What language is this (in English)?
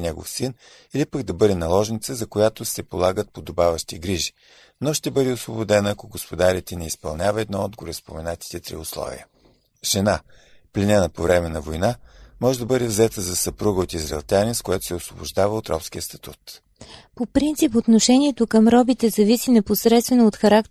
Bulgarian